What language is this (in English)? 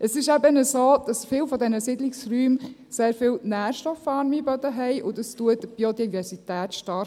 Swiss German